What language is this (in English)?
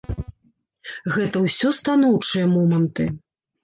Belarusian